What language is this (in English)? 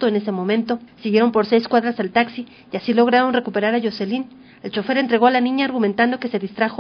Spanish